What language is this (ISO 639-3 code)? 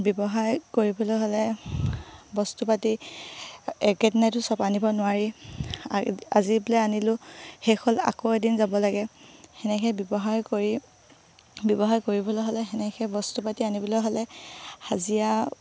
asm